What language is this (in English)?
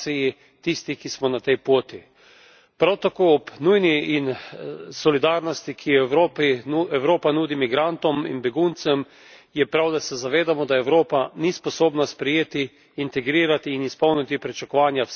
Slovenian